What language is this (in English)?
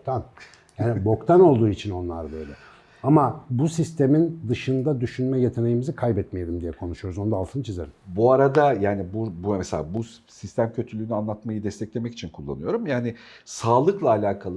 Turkish